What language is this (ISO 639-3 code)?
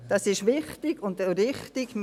gsw